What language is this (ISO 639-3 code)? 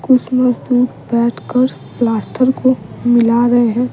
hin